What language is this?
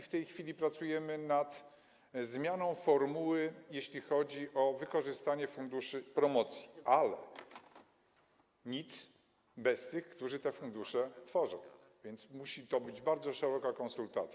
Polish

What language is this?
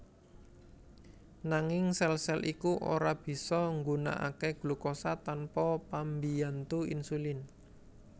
Javanese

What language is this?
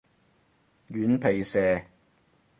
Cantonese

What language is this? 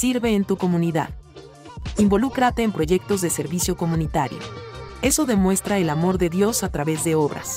Spanish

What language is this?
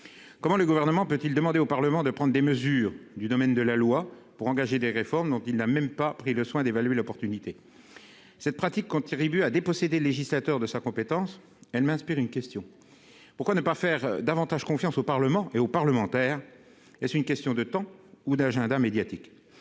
French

